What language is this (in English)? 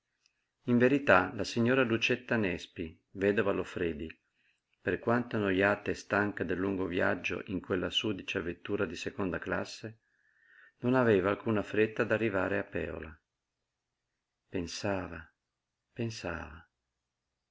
Italian